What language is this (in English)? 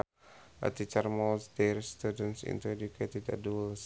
Sundanese